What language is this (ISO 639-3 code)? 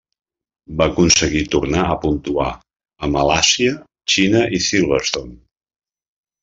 cat